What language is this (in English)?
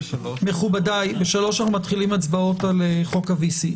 Hebrew